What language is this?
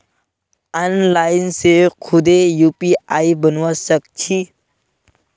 Magahi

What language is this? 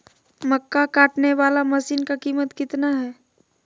Magahi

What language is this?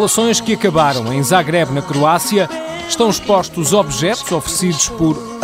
Portuguese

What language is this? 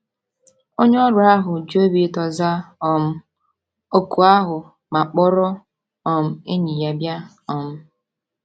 Igbo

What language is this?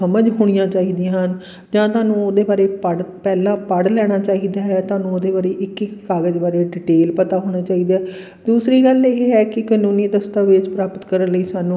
Punjabi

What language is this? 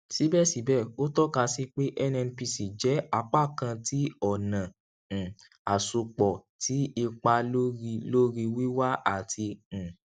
Yoruba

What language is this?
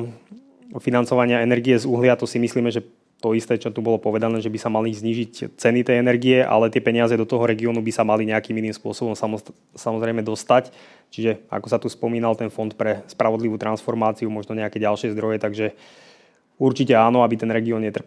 Slovak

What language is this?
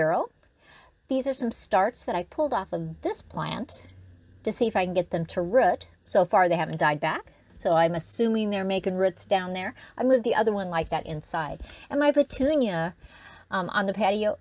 English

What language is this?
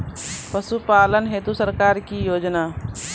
Maithili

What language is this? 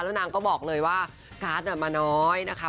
Thai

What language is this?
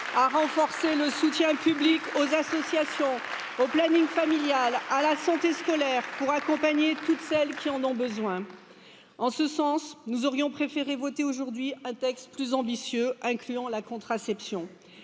French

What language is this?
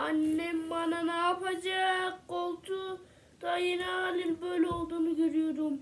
Turkish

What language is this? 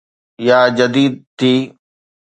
Sindhi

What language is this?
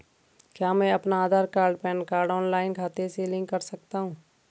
Hindi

